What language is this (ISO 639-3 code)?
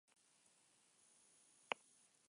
eus